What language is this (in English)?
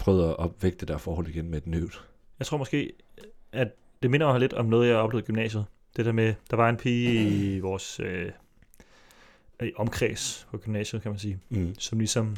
Danish